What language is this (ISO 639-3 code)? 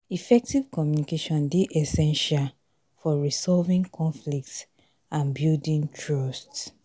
pcm